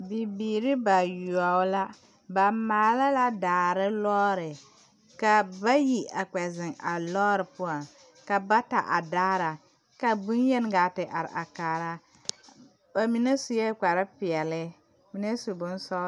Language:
Southern Dagaare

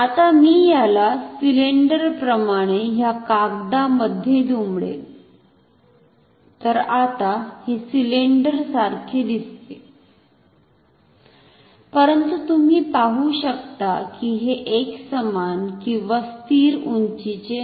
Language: Marathi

